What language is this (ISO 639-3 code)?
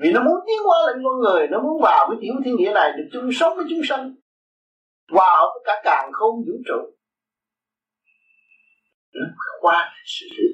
vie